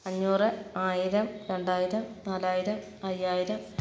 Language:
Malayalam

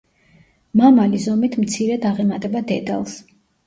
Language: Georgian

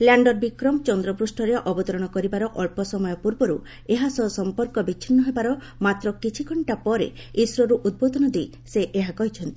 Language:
Odia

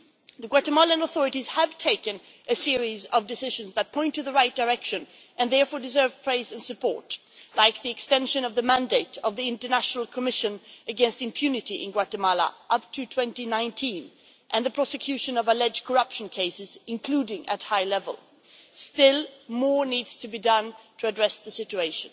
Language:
English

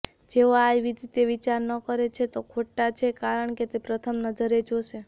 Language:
Gujarati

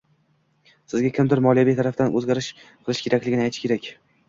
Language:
Uzbek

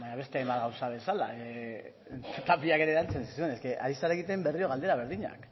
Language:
Basque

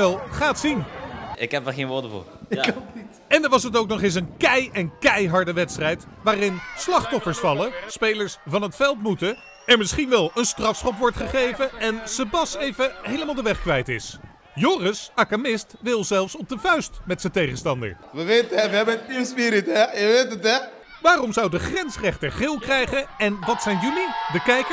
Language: Dutch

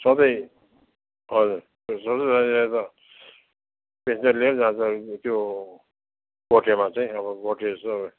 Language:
Nepali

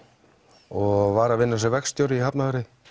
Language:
Icelandic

